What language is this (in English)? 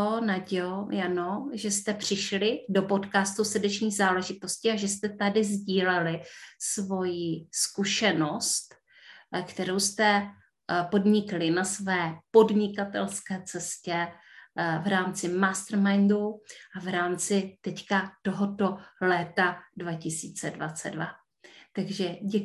Czech